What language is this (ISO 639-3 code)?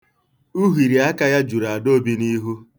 ibo